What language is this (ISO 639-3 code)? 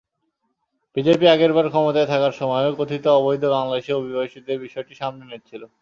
ben